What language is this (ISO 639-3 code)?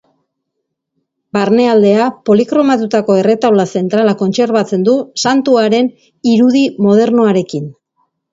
eus